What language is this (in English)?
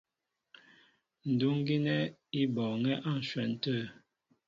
Mbo (Cameroon)